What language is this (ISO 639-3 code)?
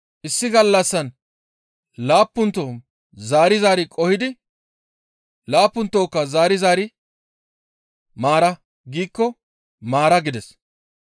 gmv